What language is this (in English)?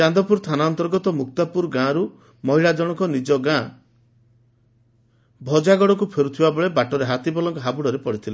Odia